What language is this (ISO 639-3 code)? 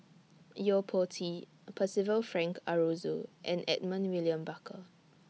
eng